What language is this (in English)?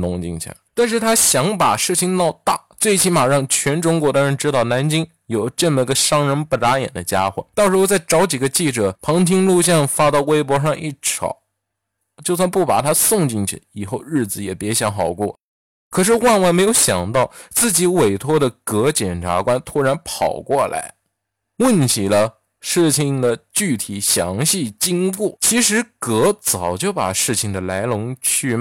Chinese